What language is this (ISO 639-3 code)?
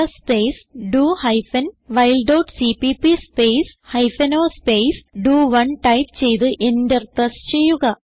mal